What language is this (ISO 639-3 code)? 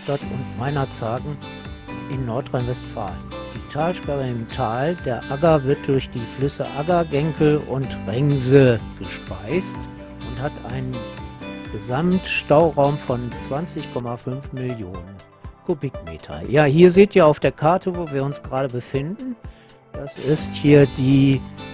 deu